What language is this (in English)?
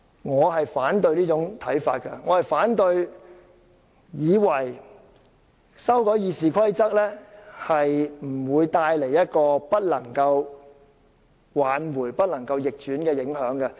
Cantonese